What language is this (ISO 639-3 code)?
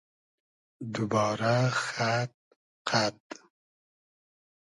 haz